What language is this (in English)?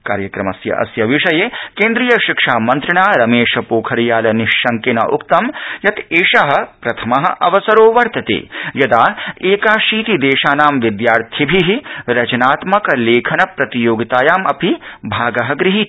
Sanskrit